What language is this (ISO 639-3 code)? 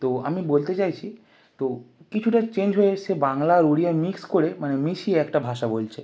ben